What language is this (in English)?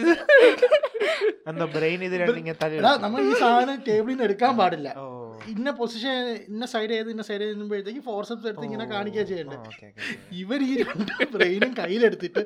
Malayalam